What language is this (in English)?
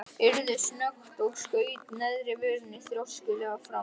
Icelandic